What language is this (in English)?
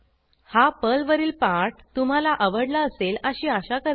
Marathi